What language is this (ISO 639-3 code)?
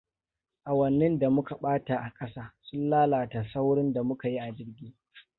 hau